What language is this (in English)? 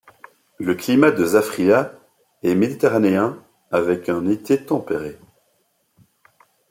French